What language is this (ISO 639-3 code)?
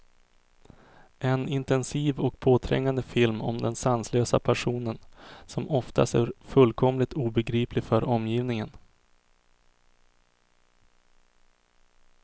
swe